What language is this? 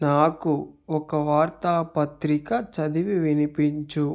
Telugu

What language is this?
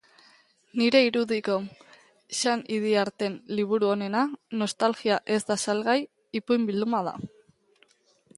Basque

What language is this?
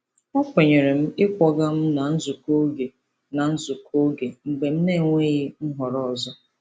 Igbo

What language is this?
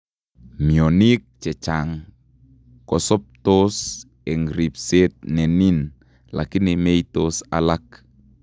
Kalenjin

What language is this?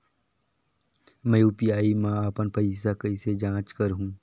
Chhattisgarhi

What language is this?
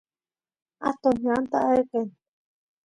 Santiago del Estero Quichua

